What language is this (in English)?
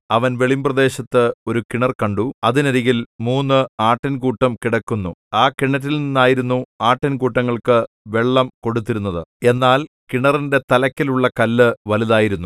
Malayalam